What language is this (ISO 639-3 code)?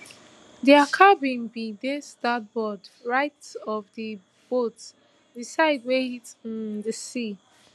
pcm